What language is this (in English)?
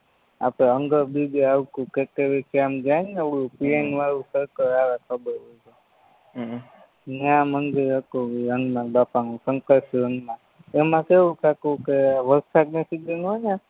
Gujarati